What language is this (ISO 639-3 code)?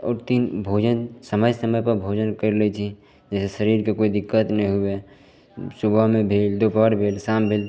mai